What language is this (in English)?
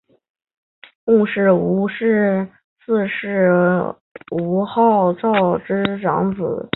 Chinese